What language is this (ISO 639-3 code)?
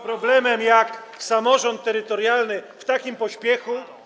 pol